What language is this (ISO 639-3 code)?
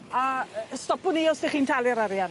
cym